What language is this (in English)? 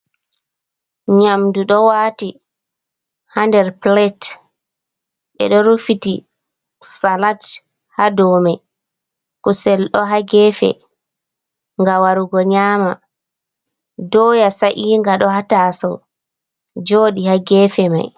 Fula